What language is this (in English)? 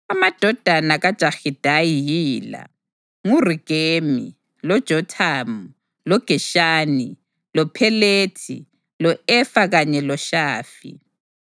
North Ndebele